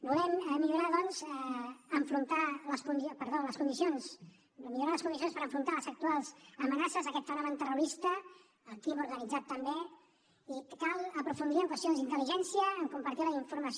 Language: Catalan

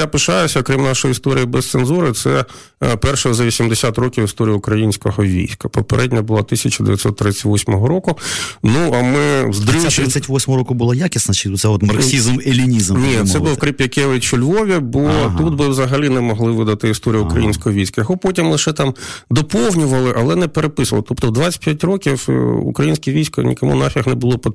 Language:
Ukrainian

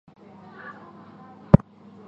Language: Chinese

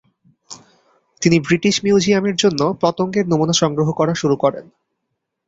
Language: Bangla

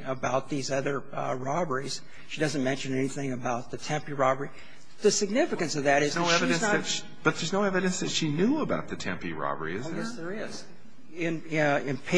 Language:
English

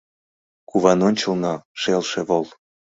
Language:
Mari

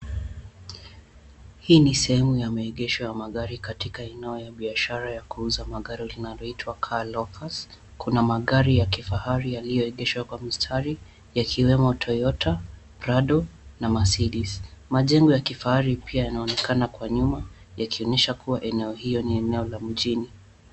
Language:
Swahili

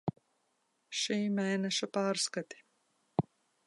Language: Latvian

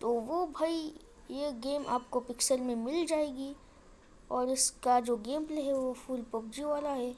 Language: Hindi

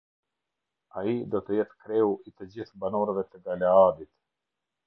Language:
Albanian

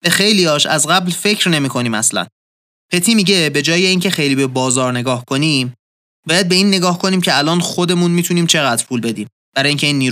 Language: Persian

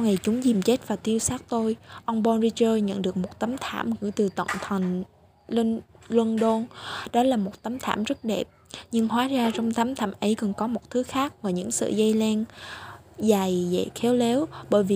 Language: Vietnamese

